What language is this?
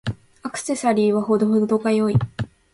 Japanese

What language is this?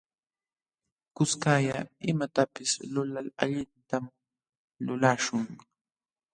Jauja Wanca Quechua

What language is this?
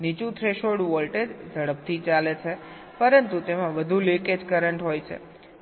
Gujarati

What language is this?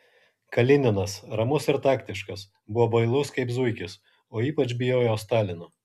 Lithuanian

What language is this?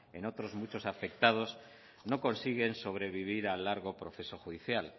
Spanish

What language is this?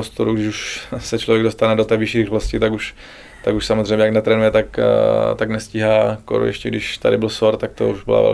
Czech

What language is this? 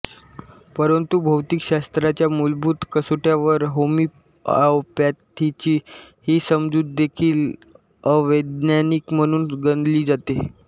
Marathi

